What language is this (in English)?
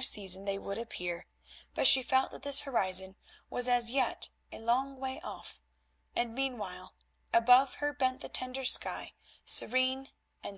English